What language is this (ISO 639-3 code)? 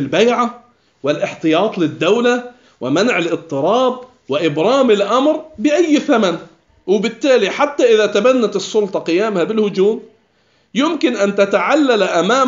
ara